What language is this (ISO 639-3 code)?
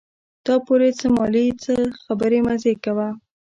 pus